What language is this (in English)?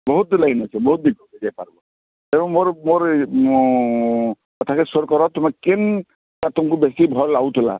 Odia